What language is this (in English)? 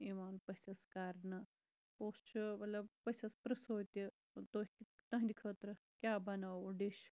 Kashmiri